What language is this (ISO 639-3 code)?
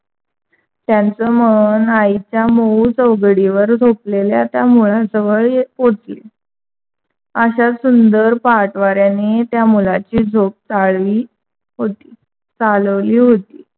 mar